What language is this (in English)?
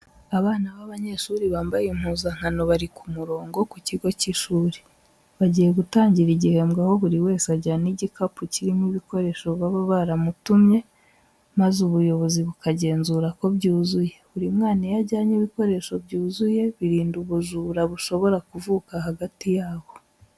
Kinyarwanda